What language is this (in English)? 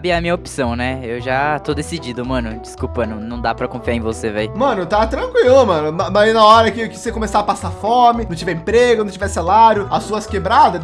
Portuguese